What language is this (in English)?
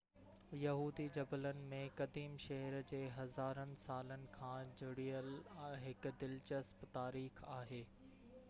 Sindhi